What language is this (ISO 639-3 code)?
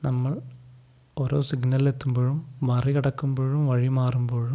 mal